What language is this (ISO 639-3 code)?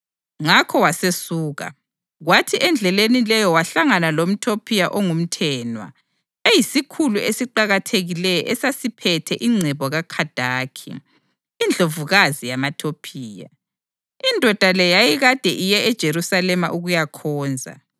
nde